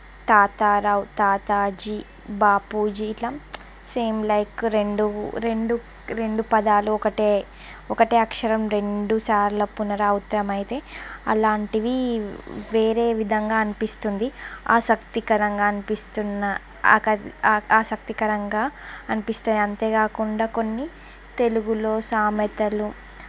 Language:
Telugu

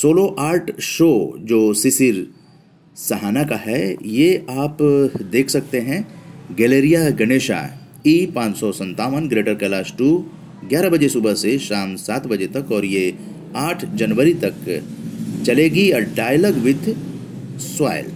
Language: Hindi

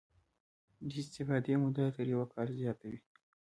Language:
Pashto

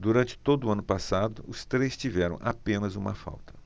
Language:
Portuguese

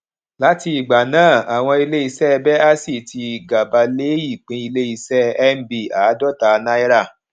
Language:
Yoruba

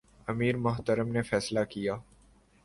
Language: Urdu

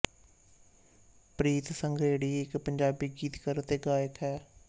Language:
Punjabi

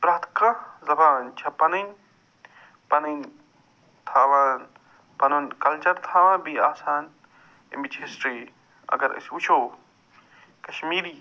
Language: Kashmiri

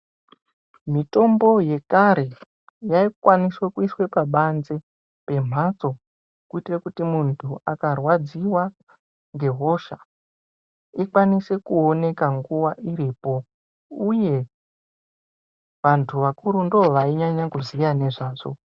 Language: Ndau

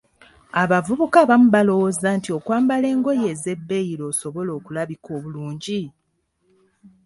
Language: Ganda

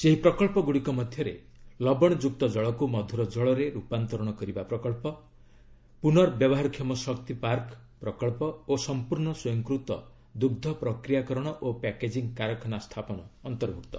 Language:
Odia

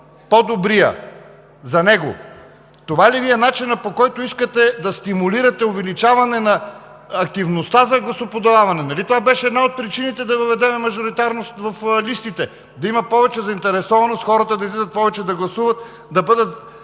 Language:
Bulgarian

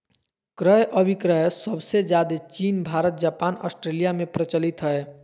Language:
Magahi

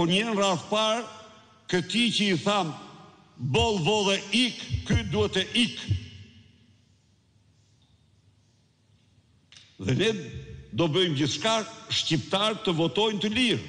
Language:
Romanian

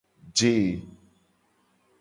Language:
Gen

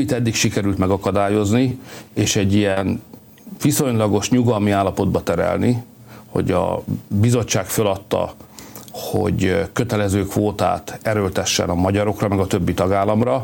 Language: Hungarian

